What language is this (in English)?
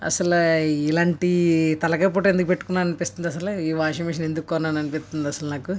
Telugu